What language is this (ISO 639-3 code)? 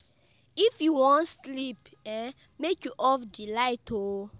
pcm